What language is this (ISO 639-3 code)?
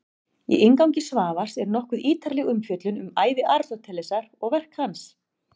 isl